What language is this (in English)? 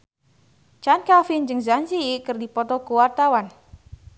Sundanese